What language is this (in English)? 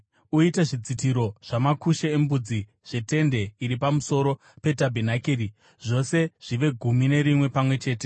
Shona